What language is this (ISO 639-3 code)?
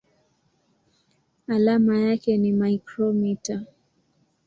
swa